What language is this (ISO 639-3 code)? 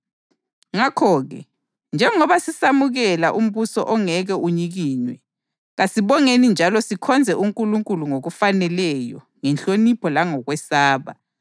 nde